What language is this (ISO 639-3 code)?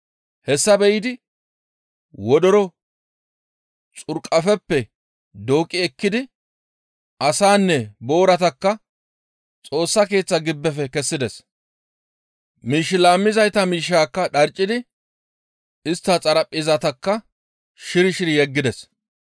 gmv